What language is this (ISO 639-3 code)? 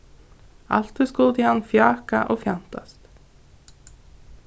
fao